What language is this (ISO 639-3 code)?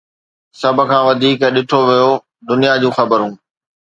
snd